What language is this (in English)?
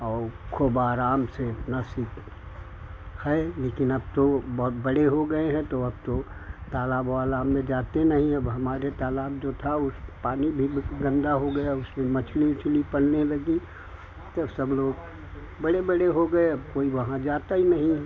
Hindi